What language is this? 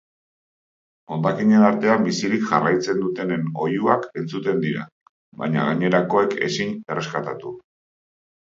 Basque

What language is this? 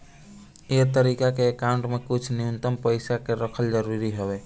Bhojpuri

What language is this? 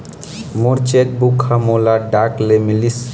Chhattisgarhi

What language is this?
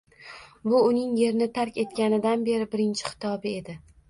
Uzbek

